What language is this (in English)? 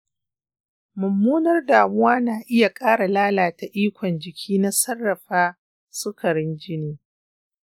Hausa